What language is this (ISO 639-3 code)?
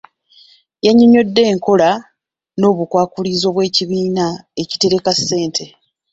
lug